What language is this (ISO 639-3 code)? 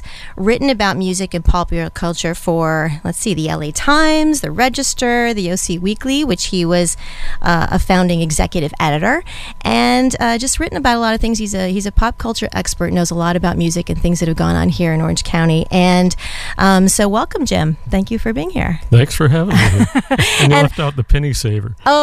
eng